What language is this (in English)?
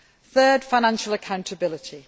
English